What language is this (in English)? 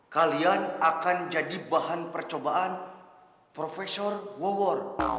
Indonesian